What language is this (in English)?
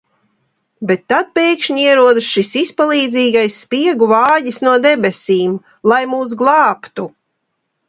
Latvian